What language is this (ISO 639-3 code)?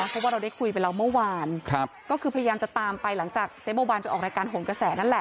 tha